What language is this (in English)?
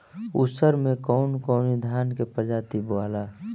Bhojpuri